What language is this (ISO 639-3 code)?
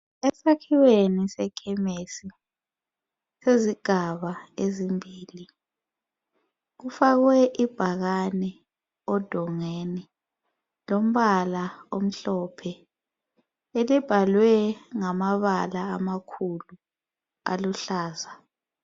nde